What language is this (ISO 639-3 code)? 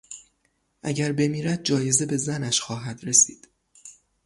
fas